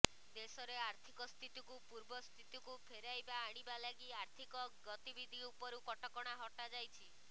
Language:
Odia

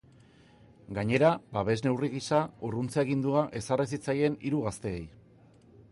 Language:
Basque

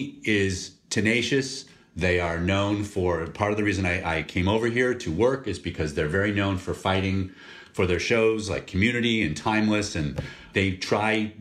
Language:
English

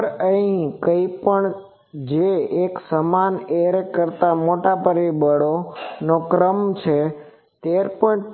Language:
Gujarati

